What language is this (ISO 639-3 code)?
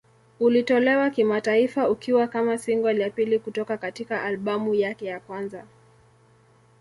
swa